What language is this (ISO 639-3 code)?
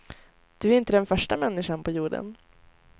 swe